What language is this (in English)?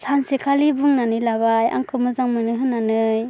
Bodo